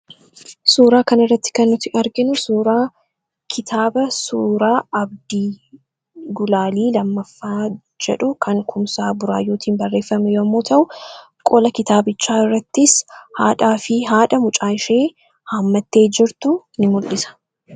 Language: Oromo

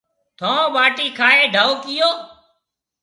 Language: Marwari (Pakistan)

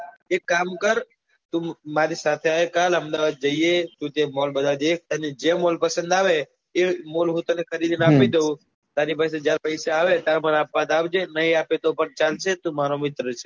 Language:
Gujarati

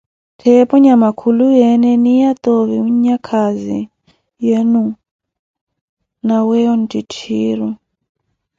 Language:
Koti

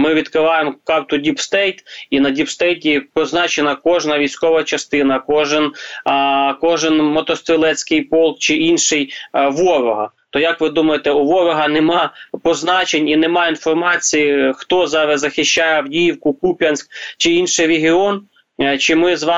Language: Ukrainian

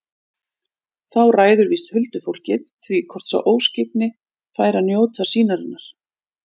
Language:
Icelandic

